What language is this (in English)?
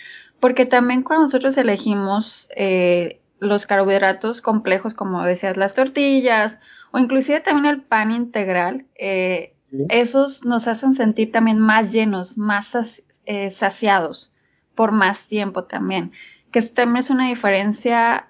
Spanish